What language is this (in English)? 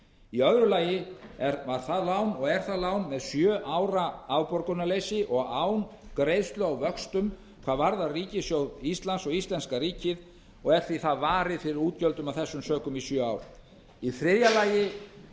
Icelandic